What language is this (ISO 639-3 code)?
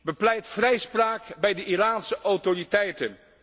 nld